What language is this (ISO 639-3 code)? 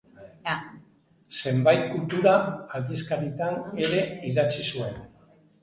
eus